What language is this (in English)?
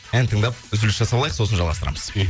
Kazakh